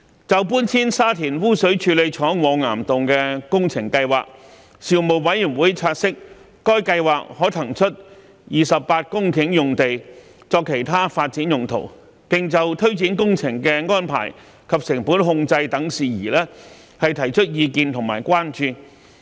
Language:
Cantonese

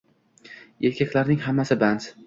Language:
Uzbek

